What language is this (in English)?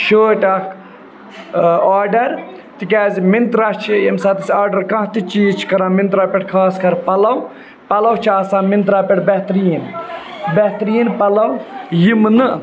Kashmiri